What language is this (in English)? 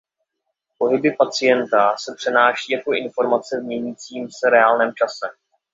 Czech